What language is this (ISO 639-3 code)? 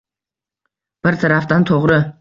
uzb